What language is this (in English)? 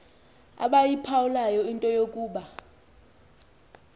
Xhosa